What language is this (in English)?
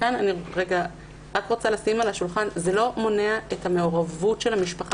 Hebrew